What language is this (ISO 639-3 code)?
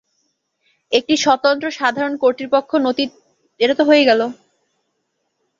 ben